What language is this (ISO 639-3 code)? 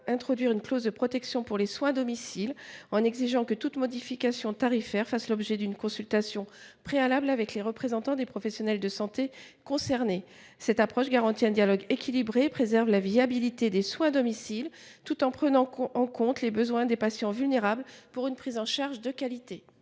fra